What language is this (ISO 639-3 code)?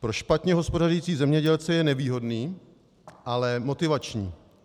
ces